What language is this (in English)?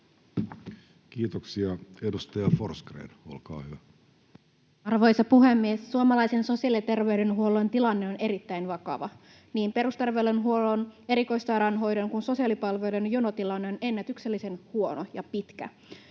Finnish